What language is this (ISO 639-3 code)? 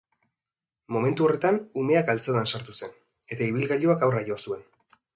eus